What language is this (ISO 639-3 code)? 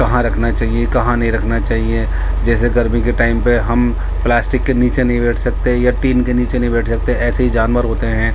urd